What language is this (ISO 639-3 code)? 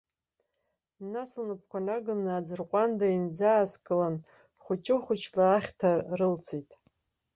abk